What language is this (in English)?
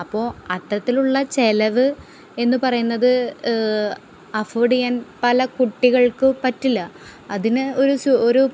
Malayalam